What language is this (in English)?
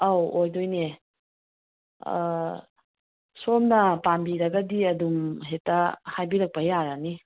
Manipuri